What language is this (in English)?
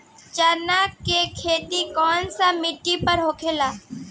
Bhojpuri